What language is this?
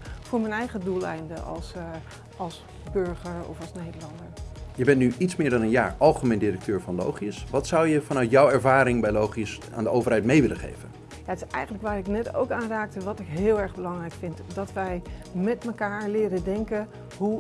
Dutch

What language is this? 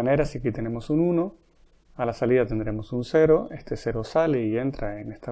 Spanish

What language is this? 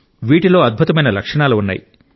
Telugu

